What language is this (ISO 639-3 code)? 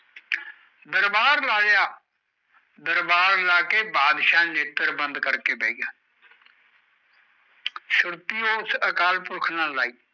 pan